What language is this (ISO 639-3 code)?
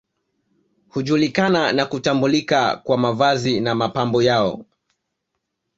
swa